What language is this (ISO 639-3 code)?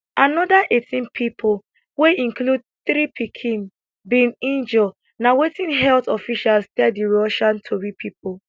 pcm